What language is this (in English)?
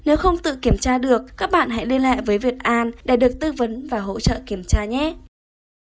Vietnamese